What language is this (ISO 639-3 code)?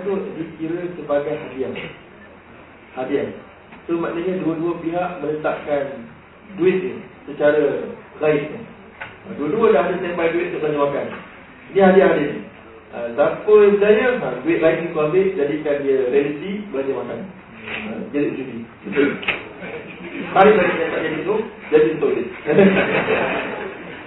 msa